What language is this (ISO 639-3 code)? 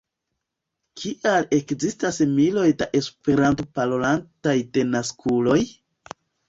epo